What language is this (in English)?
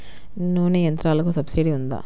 Telugu